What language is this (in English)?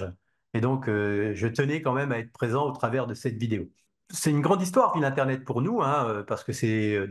French